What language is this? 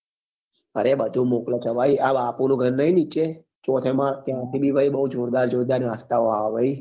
Gujarati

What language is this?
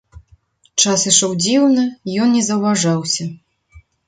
Belarusian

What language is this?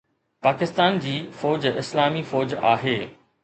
Sindhi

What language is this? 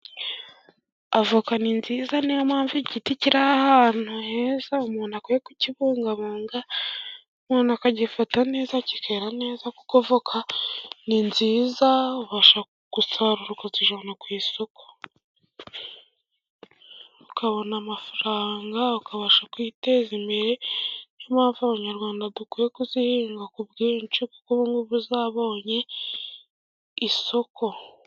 Kinyarwanda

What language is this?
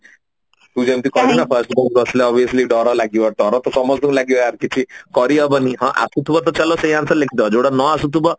Odia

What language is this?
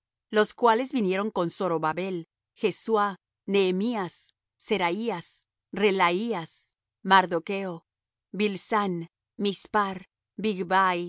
Spanish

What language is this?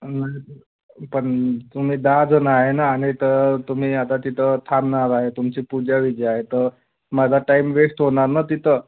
Marathi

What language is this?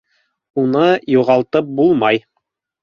Bashkir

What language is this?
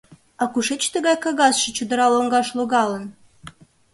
Mari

